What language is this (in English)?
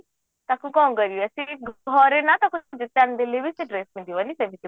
Odia